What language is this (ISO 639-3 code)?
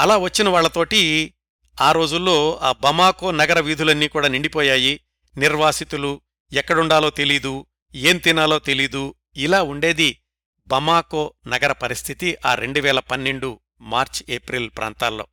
tel